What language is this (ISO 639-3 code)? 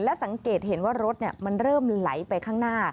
tha